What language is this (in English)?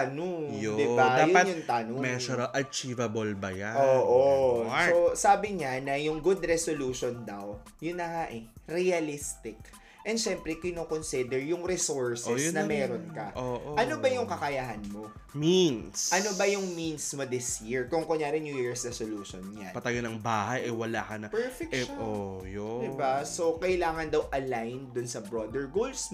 Filipino